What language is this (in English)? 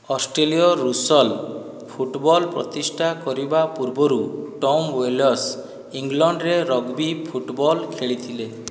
Odia